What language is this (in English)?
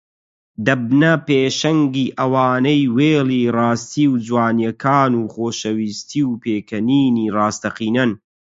Central Kurdish